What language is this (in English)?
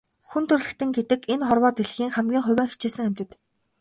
Mongolian